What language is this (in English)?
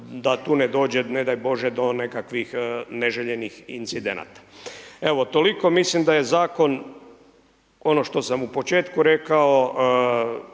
Croatian